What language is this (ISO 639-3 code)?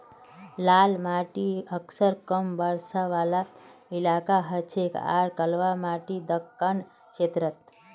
mag